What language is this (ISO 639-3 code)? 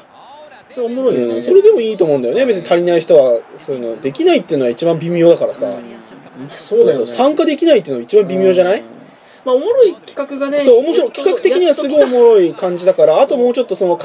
jpn